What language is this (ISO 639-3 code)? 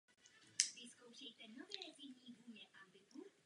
ces